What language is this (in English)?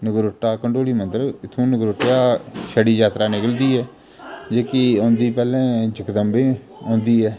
Dogri